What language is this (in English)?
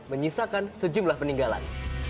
Indonesian